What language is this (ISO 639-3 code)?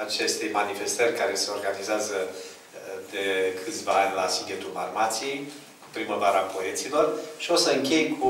ron